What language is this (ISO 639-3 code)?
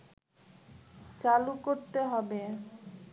ben